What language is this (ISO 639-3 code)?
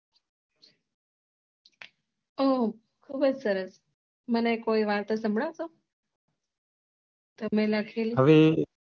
guj